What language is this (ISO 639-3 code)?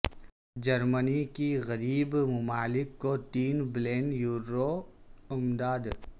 urd